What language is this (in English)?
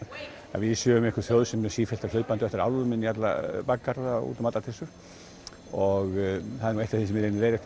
Icelandic